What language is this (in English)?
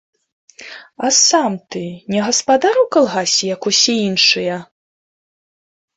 Belarusian